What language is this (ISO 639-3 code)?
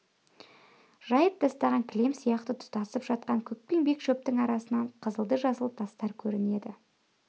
kaz